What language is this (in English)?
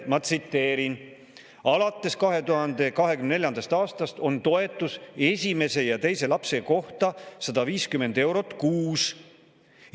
Estonian